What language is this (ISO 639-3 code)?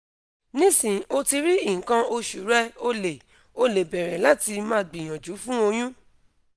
yor